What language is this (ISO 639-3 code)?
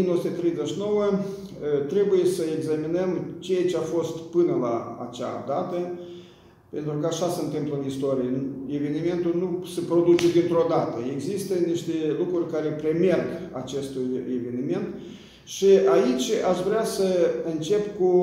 ron